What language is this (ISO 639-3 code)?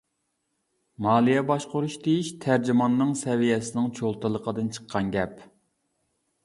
uig